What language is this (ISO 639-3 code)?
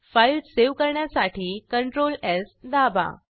mar